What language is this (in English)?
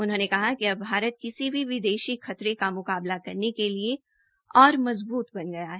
Hindi